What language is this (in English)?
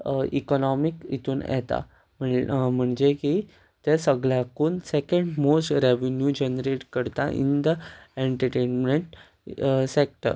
Konkani